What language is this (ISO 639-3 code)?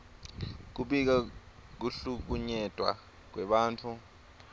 ssw